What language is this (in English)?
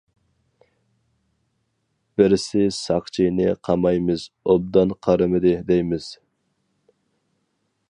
Uyghur